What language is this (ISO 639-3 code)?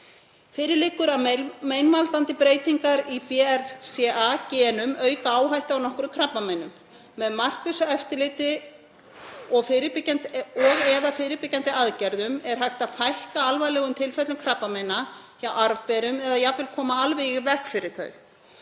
isl